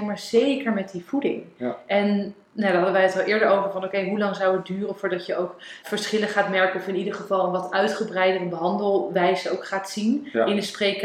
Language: Dutch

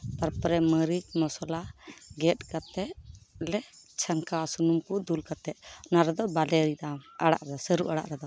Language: Santali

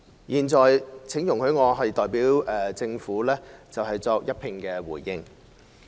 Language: Cantonese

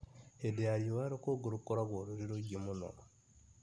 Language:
Kikuyu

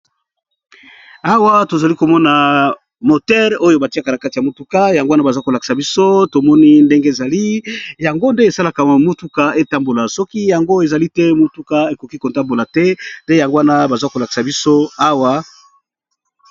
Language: Lingala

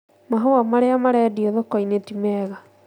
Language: Kikuyu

